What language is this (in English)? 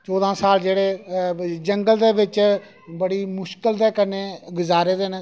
Dogri